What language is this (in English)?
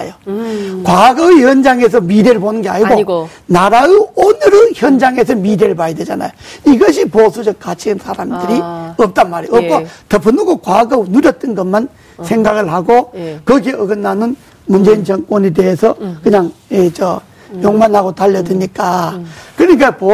Korean